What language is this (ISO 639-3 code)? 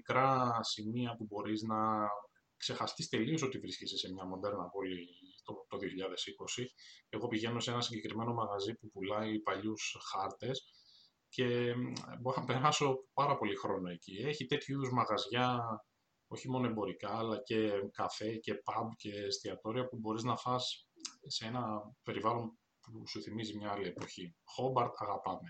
ell